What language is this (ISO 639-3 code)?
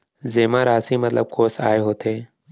hne